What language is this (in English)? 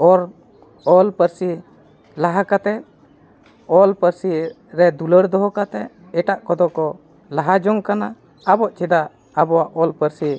Santali